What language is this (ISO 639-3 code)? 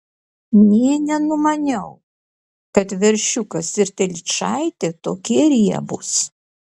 lit